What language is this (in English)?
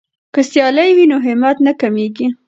Pashto